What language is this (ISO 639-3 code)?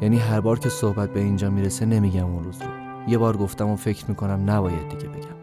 fas